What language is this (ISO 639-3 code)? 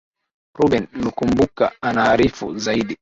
swa